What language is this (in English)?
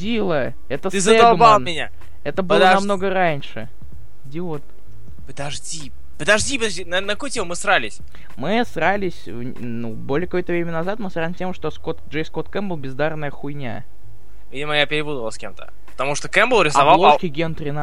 Russian